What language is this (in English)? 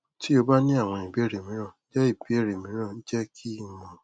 Yoruba